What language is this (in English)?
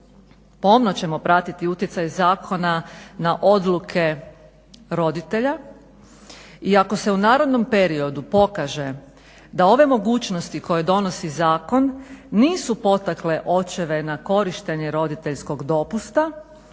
Croatian